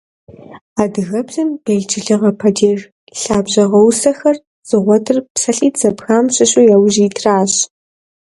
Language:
Kabardian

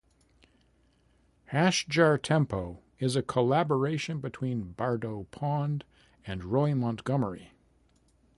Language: English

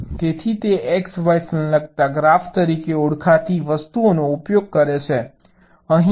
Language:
Gujarati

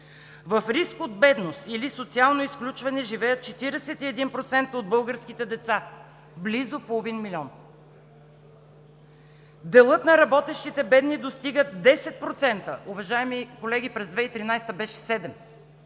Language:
Bulgarian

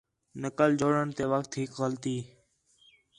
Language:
Khetrani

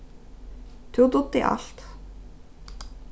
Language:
Faroese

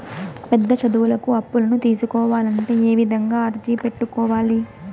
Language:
Telugu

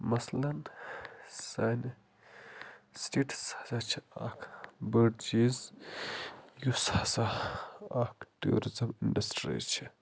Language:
Kashmiri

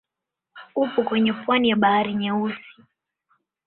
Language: Swahili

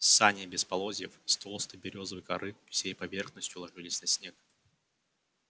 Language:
Russian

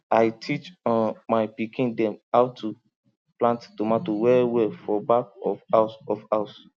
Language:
Nigerian Pidgin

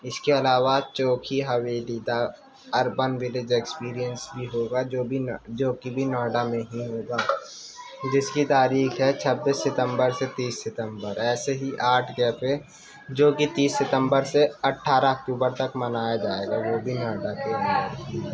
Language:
Urdu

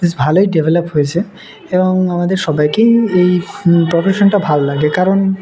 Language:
Bangla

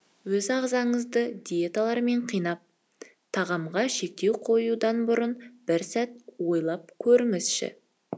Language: Kazakh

